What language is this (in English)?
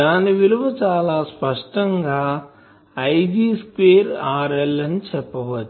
Telugu